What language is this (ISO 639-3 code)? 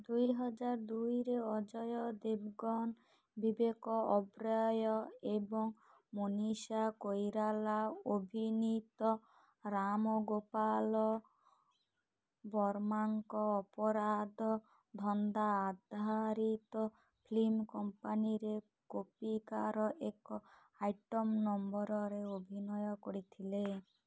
ori